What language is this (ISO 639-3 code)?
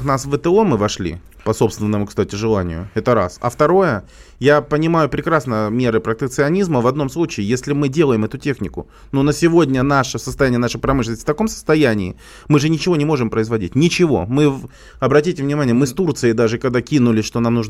rus